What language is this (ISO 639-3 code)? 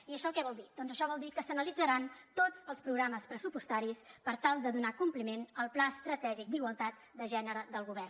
cat